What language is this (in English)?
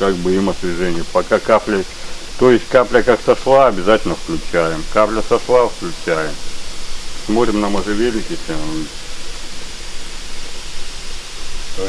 Russian